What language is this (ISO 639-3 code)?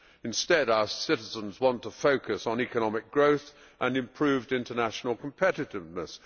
eng